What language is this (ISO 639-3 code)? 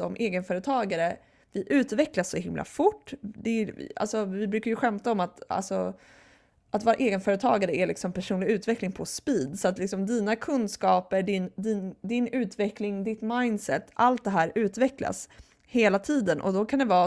swe